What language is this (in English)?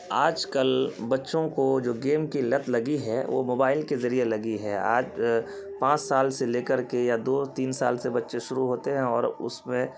Urdu